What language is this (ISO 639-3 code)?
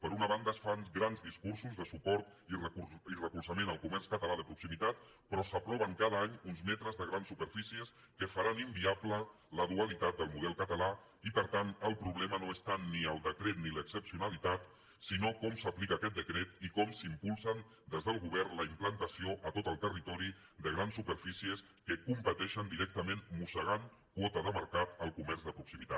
cat